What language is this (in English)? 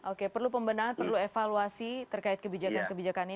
Indonesian